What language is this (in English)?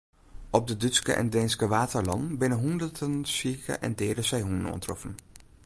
Western Frisian